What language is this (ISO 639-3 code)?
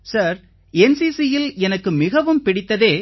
tam